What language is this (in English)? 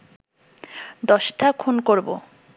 Bangla